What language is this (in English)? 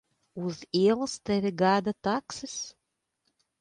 Latvian